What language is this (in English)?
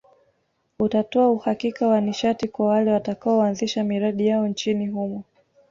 Swahili